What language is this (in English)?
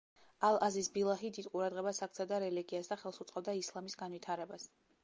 Georgian